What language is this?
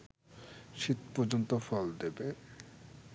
Bangla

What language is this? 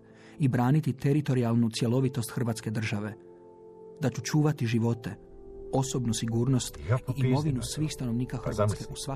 Croatian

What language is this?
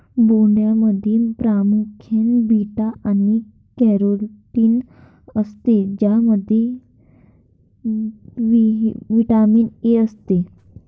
Marathi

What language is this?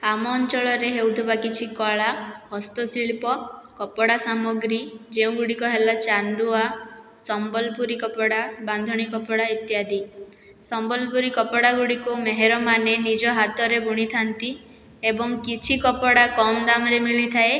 Odia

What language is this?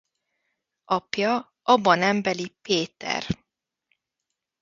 Hungarian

